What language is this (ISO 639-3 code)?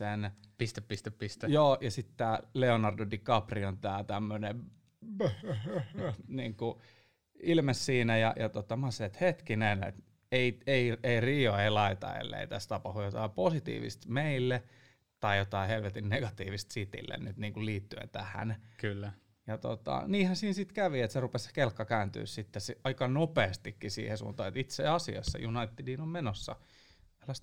fin